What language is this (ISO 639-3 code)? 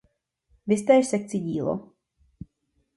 ces